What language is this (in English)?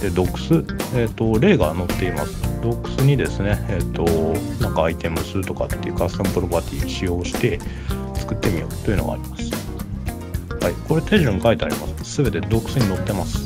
Japanese